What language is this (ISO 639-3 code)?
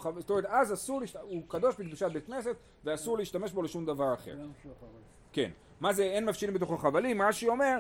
heb